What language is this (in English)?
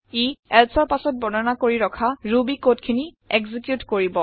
Assamese